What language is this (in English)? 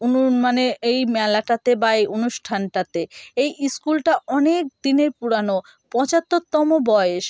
Bangla